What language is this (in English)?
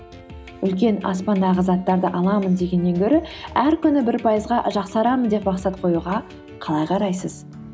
Kazakh